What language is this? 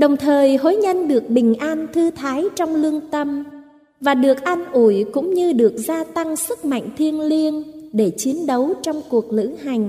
Vietnamese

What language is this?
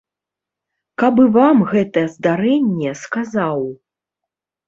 Belarusian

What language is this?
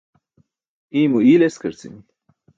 Burushaski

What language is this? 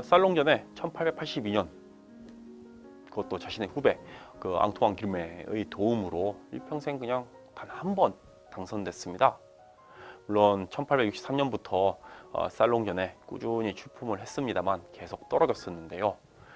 Korean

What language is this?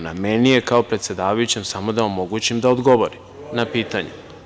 Serbian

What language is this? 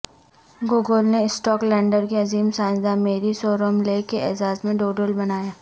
Urdu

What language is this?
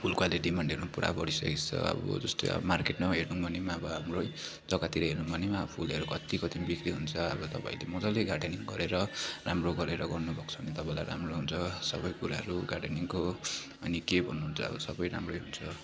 Nepali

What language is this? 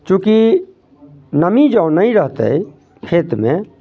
Maithili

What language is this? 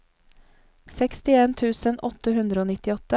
Norwegian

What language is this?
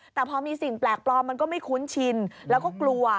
Thai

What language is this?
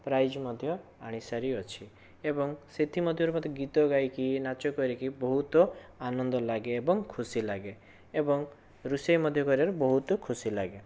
Odia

